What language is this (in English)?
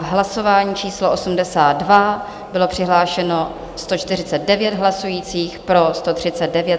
Czech